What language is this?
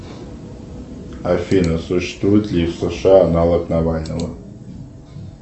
Russian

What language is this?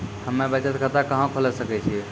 Maithili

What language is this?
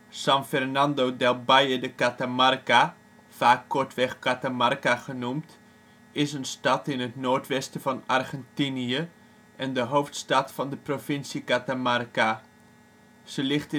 Dutch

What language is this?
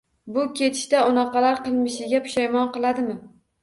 Uzbek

